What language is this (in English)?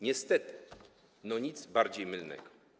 Polish